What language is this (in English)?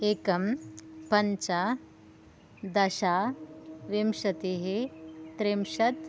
Sanskrit